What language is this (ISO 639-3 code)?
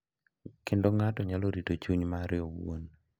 luo